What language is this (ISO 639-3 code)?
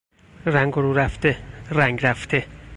fas